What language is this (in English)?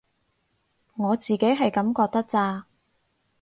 Cantonese